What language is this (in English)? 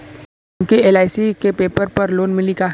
Bhojpuri